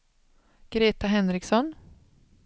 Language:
Swedish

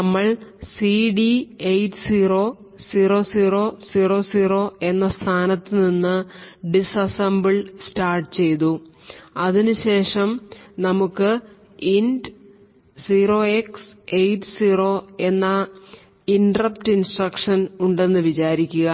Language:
Malayalam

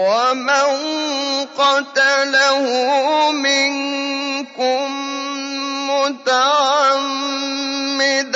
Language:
Arabic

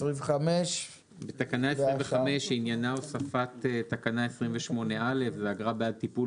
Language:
Hebrew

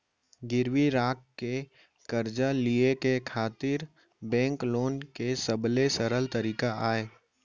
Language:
Chhattisgarhi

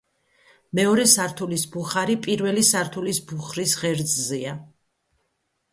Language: Georgian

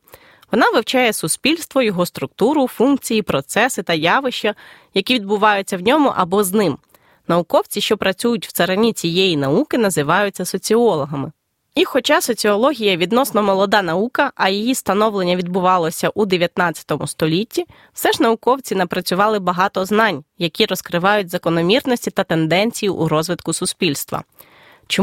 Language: Ukrainian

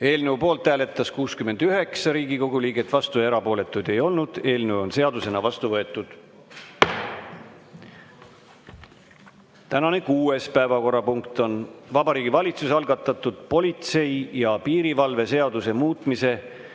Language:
Estonian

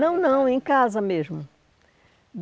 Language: Portuguese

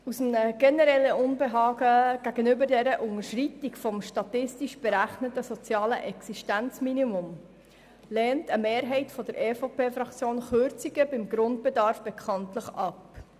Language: Swiss German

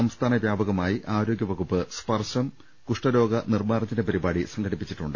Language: Malayalam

